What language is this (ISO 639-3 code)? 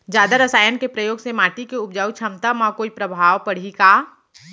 hne